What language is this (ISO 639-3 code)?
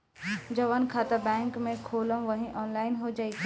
bho